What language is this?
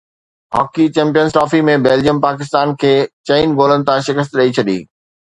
Sindhi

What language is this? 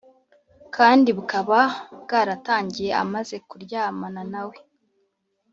Kinyarwanda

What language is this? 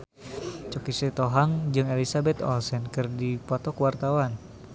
Sundanese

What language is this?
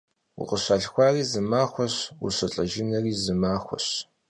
Kabardian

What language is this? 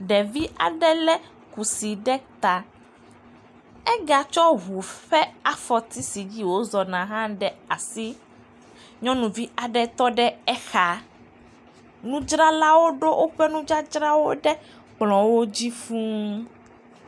Ewe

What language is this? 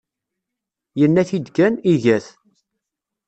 Kabyle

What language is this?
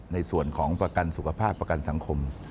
Thai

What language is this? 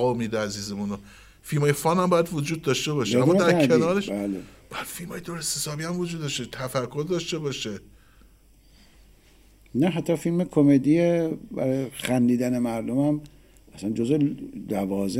Persian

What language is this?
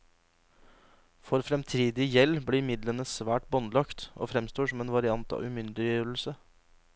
Norwegian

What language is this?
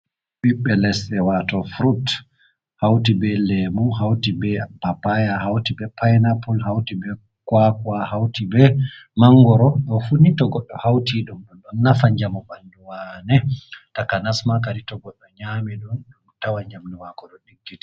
Fula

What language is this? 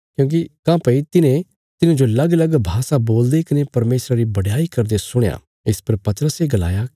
Bilaspuri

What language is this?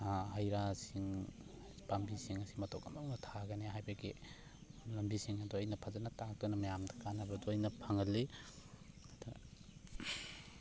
Manipuri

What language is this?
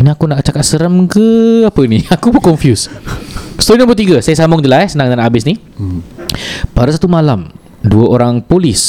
Malay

